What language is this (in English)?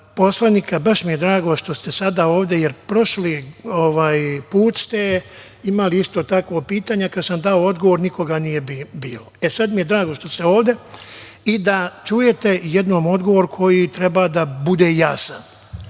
Serbian